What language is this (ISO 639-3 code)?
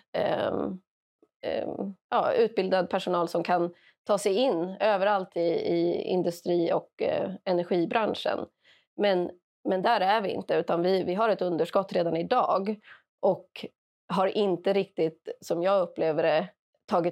swe